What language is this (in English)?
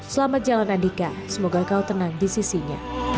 Indonesian